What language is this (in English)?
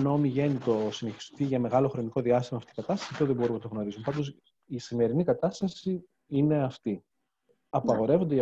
Greek